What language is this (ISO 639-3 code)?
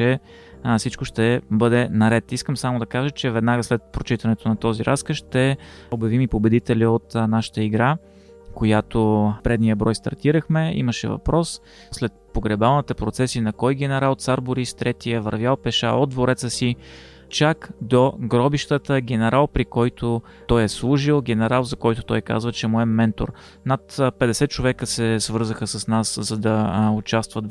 bul